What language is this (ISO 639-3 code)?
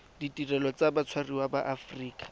tsn